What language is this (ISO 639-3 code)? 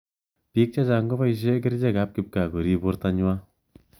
kln